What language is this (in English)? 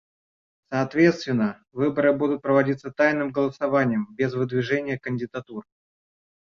Russian